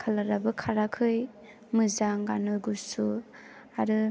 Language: Bodo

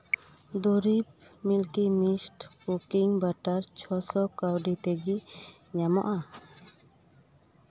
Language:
Santali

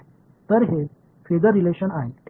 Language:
Tamil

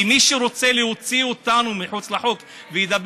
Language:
Hebrew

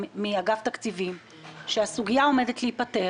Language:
Hebrew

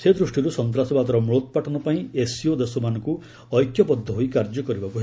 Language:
Odia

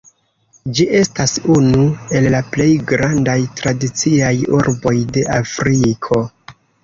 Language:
Esperanto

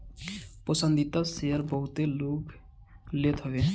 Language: Bhojpuri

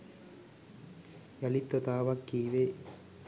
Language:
Sinhala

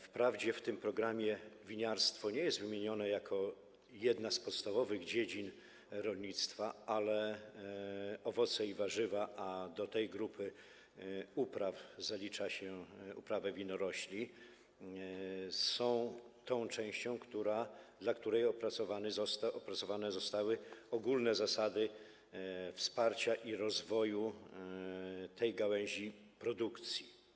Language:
Polish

